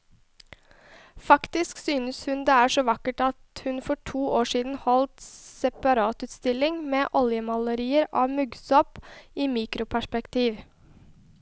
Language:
Norwegian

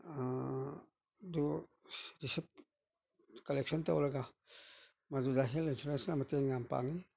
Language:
Manipuri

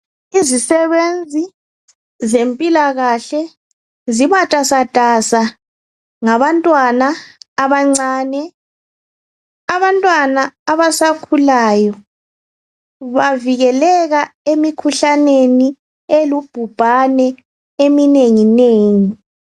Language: North Ndebele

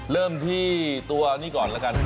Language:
Thai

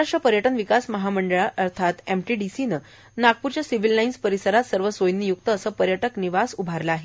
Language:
Marathi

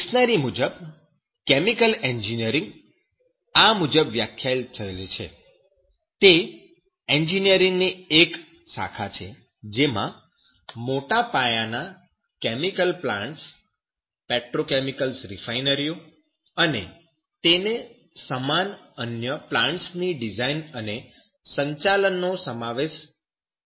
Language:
Gujarati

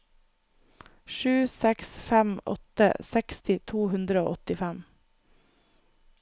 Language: Norwegian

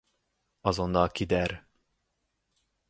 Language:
Hungarian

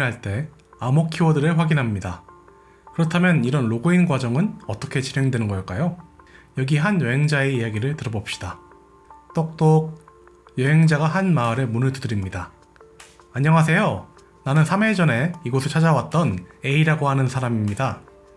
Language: Korean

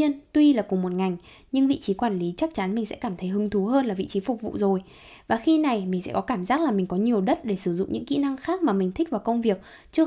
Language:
Vietnamese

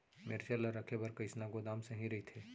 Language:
Chhattisgarhi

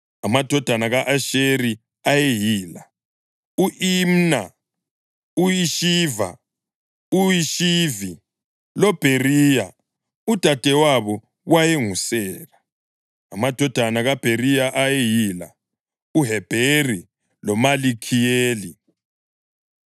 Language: North Ndebele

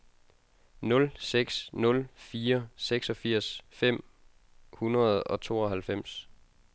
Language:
Danish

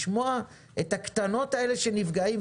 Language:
Hebrew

